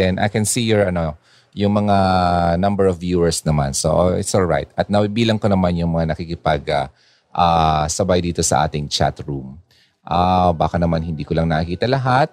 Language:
Filipino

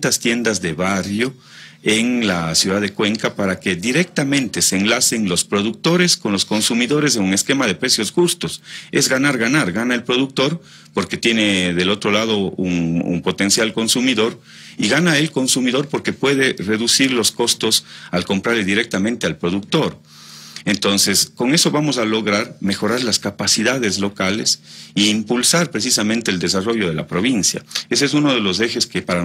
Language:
Spanish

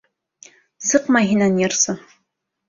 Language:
Bashkir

